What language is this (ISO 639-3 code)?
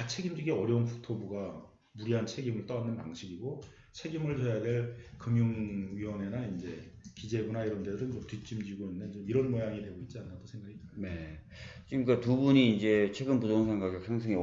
kor